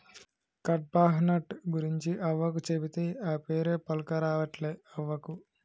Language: Telugu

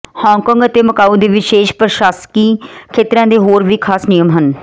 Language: Punjabi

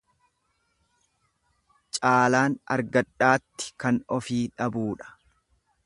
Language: Oromo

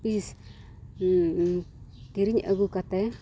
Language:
Santali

